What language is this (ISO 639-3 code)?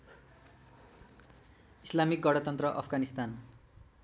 nep